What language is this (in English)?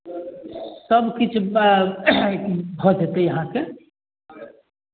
Maithili